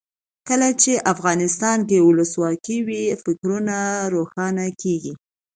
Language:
Pashto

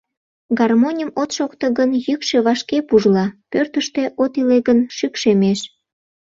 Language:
Mari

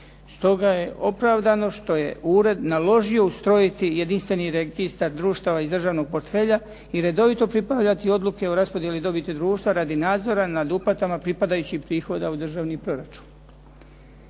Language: Croatian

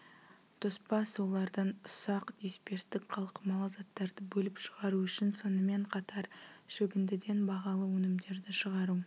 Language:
Kazakh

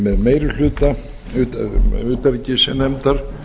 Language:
Icelandic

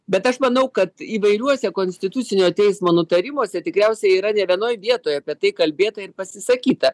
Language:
Lithuanian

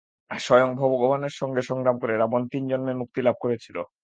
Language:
Bangla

